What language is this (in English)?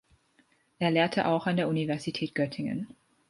German